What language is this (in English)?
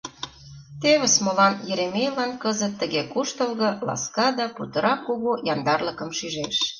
Mari